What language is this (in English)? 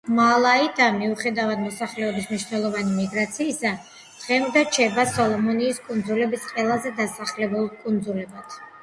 Georgian